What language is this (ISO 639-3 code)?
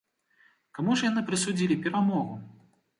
bel